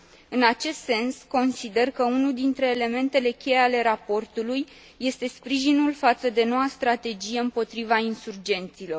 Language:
Romanian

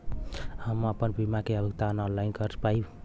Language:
Bhojpuri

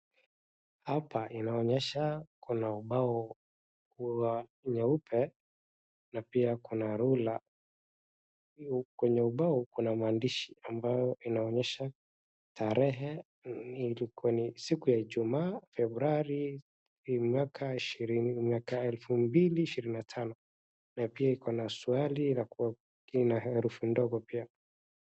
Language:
Swahili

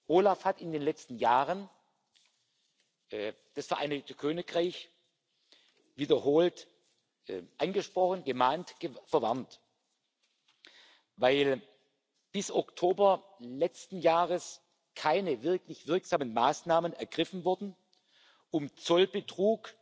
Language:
German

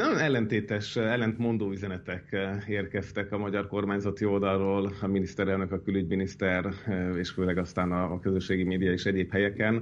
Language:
Hungarian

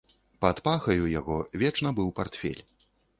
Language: Belarusian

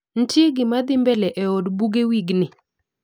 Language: Luo (Kenya and Tanzania)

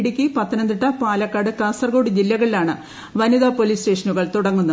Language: Malayalam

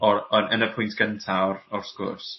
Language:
Welsh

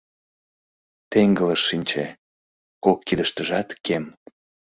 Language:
Mari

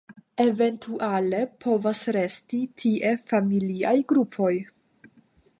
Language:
Esperanto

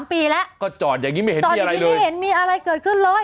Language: Thai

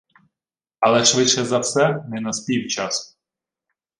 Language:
Ukrainian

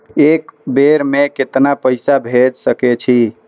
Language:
Maithili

